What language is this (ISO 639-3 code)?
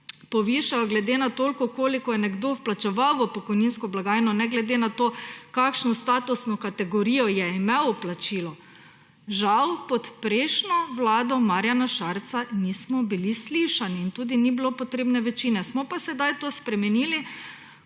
slv